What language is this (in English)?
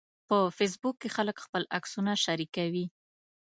Pashto